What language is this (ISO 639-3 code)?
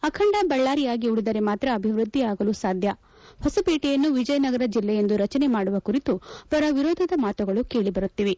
kan